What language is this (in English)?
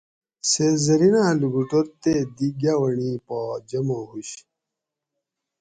Gawri